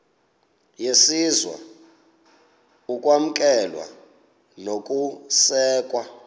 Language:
Xhosa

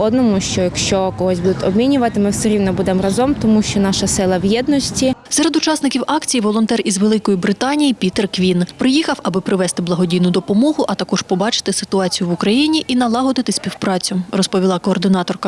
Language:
Ukrainian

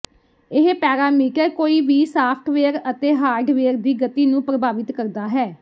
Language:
Punjabi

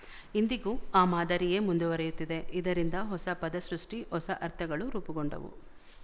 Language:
Kannada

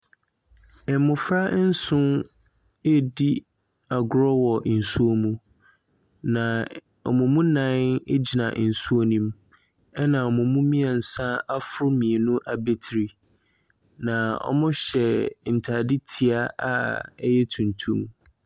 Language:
Akan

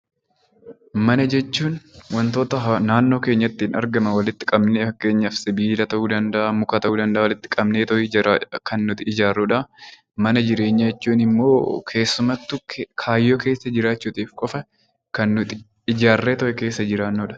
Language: Oromo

